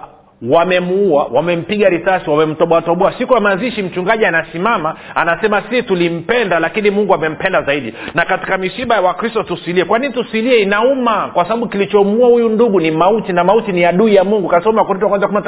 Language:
Swahili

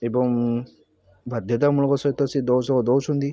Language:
Odia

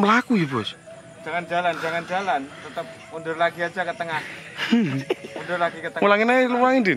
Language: Thai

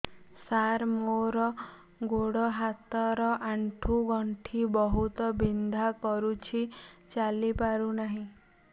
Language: Odia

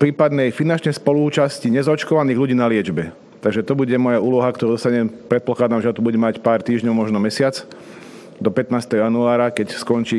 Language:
Slovak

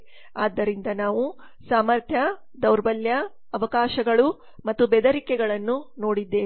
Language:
Kannada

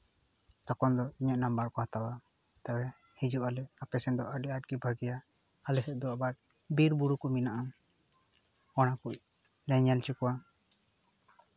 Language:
Santali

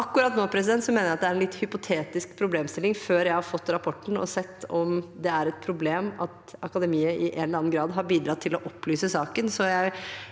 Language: Norwegian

